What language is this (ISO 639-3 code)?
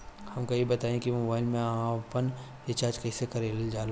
bho